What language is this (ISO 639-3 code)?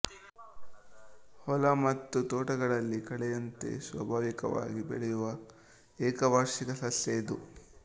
kan